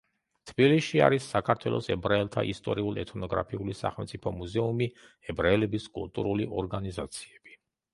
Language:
Georgian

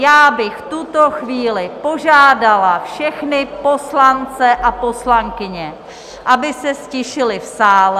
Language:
Czech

